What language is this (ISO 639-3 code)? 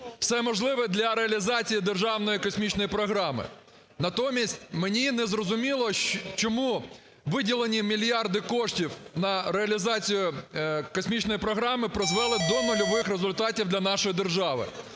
ukr